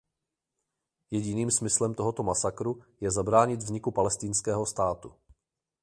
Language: Czech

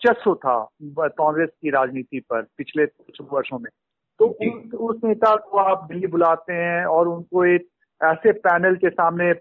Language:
Hindi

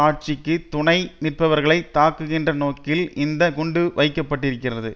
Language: Tamil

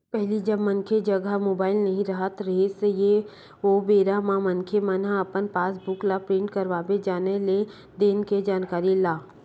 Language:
Chhattisgarhi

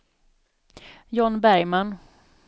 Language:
Swedish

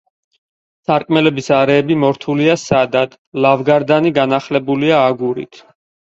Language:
Georgian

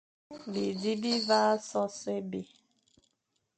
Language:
Fang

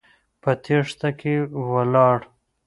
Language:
Pashto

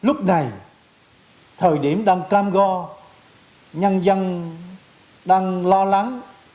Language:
Vietnamese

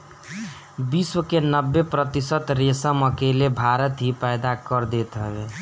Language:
Bhojpuri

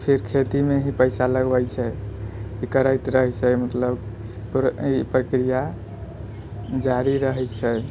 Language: Maithili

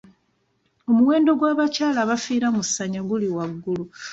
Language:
Ganda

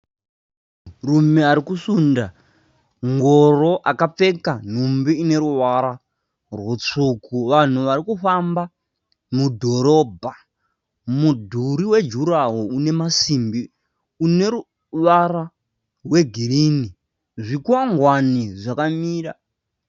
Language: Shona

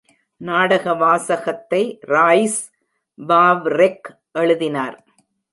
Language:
Tamil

